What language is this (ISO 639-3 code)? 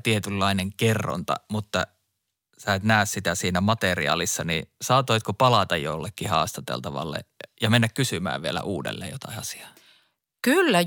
fin